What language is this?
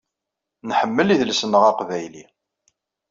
Kabyle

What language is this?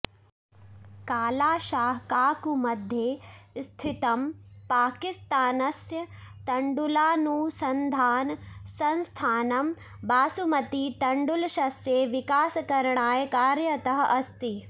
Sanskrit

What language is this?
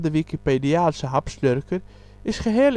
Dutch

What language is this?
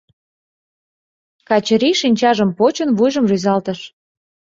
Mari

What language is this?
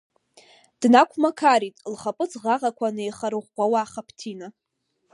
Abkhazian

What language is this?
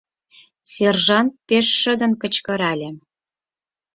Mari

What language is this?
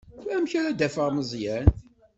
Kabyle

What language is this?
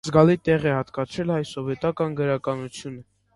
Armenian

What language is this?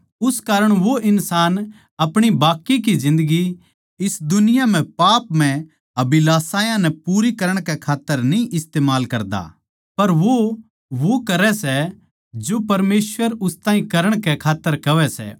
Haryanvi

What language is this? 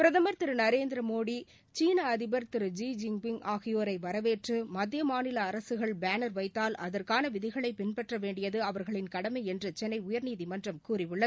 Tamil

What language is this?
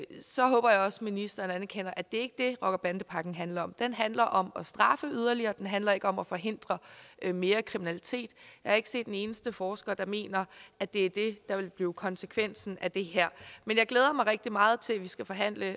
Danish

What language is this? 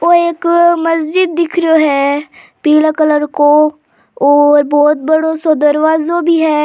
Rajasthani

